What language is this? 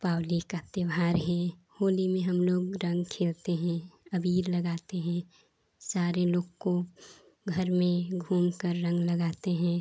Hindi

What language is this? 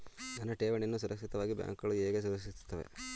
Kannada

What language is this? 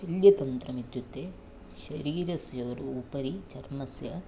Sanskrit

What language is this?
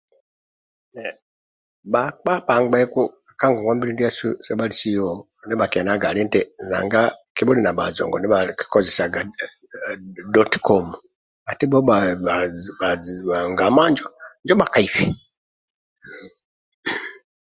Amba (Uganda)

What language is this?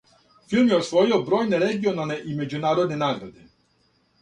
Serbian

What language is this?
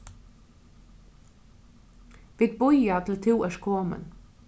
Faroese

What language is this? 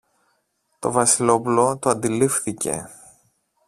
Greek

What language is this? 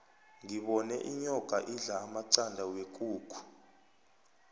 South Ndebele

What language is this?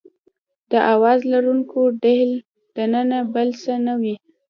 Pashto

